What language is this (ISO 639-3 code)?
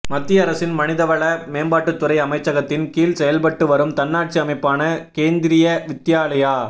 tam